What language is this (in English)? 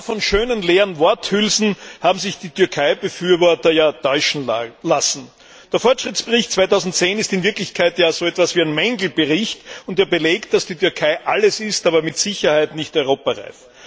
German